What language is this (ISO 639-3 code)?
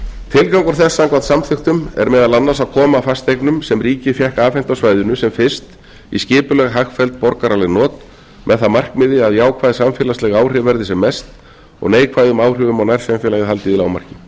isl